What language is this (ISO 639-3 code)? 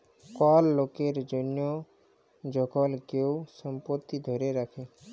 ben